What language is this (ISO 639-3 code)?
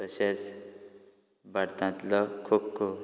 kok